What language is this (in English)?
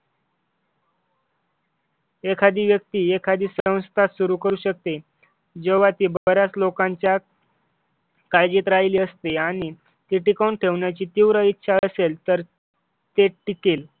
Marathi